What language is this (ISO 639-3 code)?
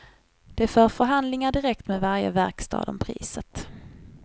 swe